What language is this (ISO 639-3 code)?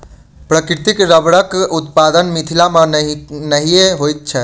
mai